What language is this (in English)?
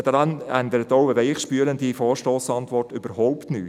Swiss German